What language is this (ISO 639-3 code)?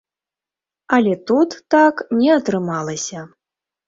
bel